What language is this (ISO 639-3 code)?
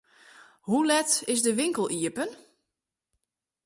fry